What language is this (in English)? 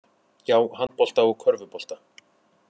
Icelandic